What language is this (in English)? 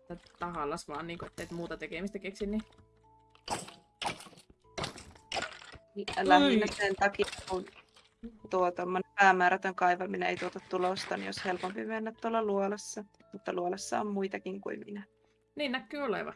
Finnish